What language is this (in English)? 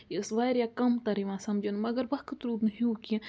Kashmiri